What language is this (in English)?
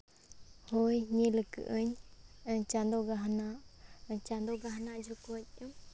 Santali